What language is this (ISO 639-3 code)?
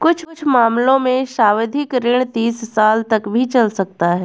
hin